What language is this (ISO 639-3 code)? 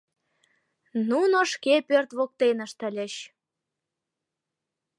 chm